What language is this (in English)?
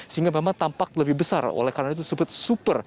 Indonesian